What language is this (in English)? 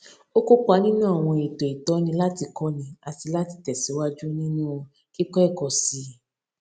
Yoruba